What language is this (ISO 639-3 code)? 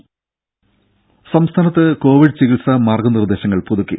mal